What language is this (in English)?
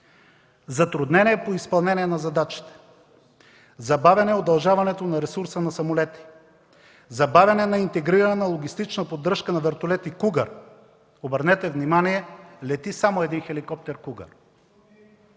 Bulgarian